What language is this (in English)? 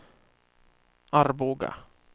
Swedish